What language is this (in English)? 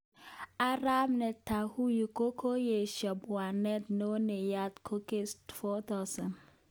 Kalenjin